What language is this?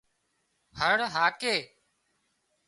Wadiyara Koli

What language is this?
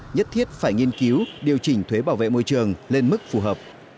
Vietnamese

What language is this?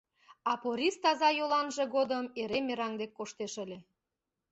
Mari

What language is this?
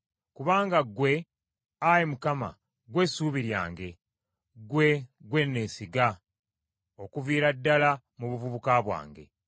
Ganda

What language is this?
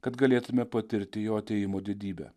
Lithuanian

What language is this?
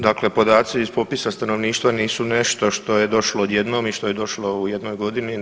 Croatian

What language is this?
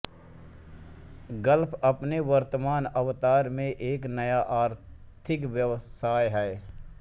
Hindi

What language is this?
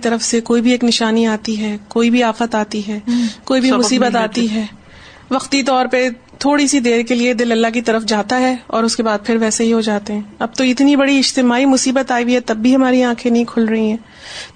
Urdu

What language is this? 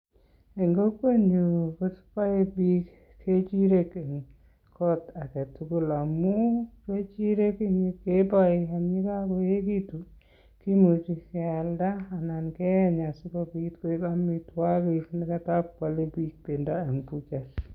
Kalenjin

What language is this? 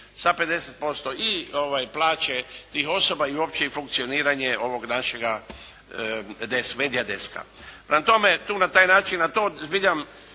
Croatian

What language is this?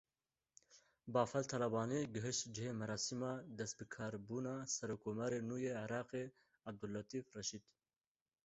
Kurdish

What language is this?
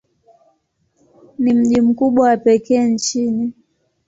Swahili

